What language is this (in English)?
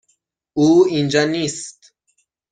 Persian